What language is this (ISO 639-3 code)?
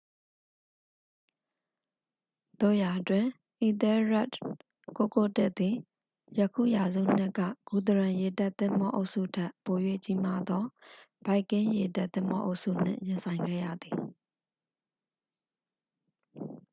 mya